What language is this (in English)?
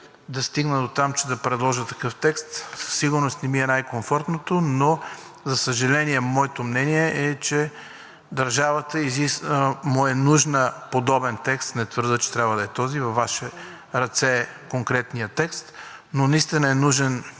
Bulgarian